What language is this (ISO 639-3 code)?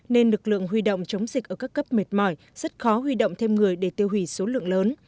vie